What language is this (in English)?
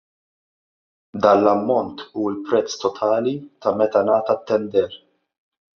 Maltese